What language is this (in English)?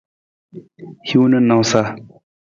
Nawdm